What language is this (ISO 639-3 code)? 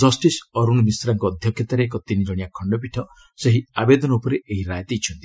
ori